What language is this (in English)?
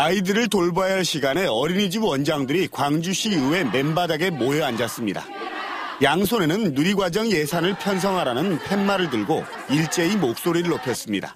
Korean